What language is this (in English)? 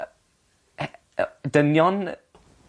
Welsh